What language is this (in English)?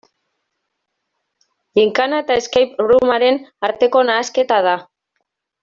Basque